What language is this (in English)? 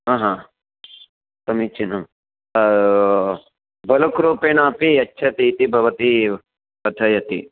Sanskrit